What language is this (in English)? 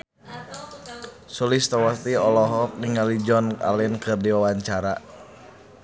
Sundanese